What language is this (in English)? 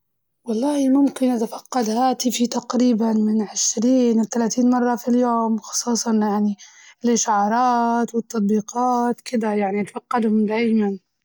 Libyan Arabic